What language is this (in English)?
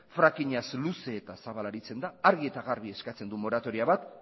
Basque